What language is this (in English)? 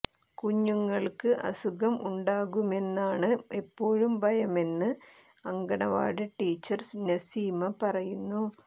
Malayalam